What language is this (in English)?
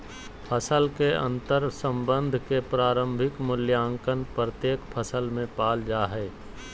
Magahi